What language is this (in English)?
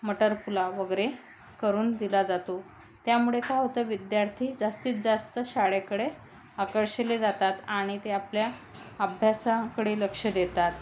Marathi